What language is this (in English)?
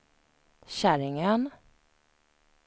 Swedish